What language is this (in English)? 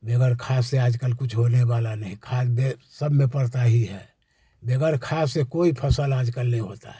Hindi